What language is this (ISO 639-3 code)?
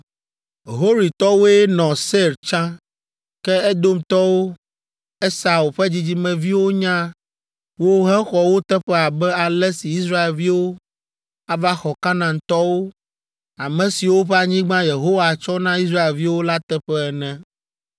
ewe